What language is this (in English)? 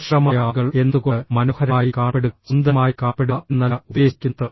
Malayalam